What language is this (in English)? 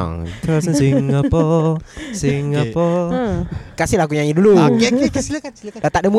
Malay